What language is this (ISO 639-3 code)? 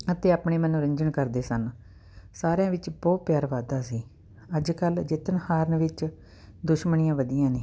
pan